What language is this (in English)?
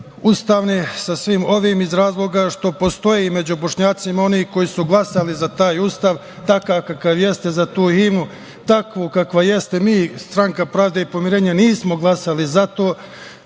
Serbian